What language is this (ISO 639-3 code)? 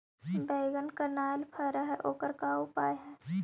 mag